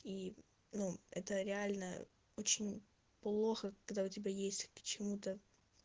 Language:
Russian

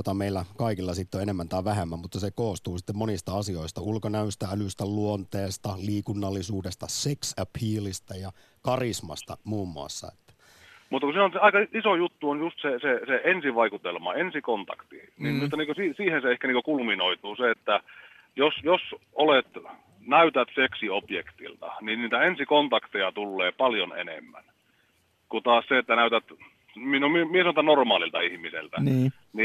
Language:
Finnish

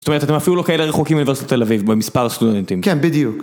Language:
Hebrew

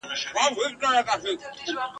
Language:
Pashto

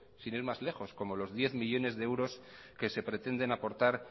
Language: Spanish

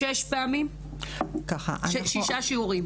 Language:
Hebrew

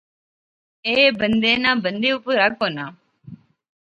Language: Pahari-Potwari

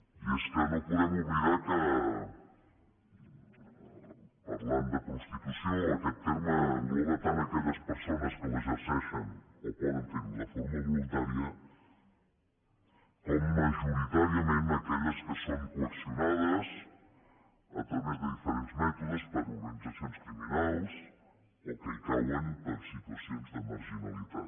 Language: Catalan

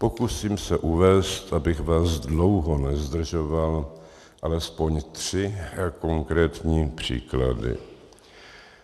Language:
Czech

